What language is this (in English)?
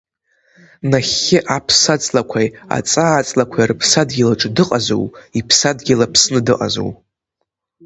Abkhazian